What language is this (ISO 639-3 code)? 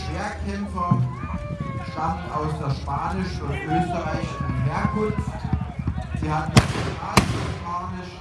deu